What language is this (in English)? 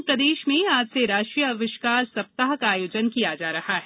Hindi